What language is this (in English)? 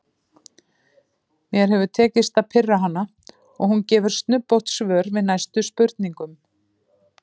Icelandic